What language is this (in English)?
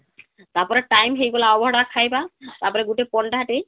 Odia